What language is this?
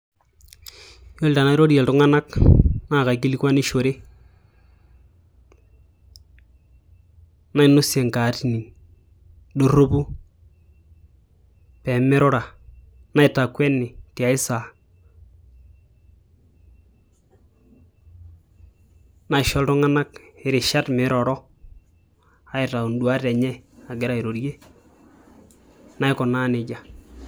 Masai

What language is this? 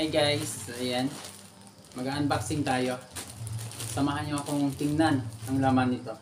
Filipino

